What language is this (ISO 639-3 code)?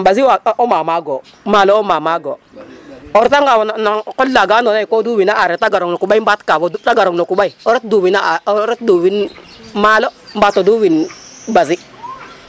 srr